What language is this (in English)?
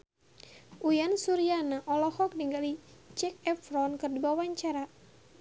Sundanese